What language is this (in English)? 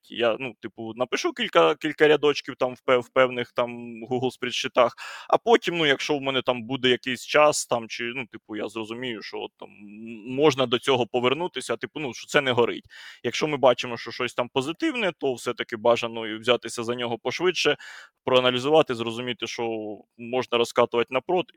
Ukrainian